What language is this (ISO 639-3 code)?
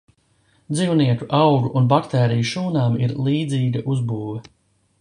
lav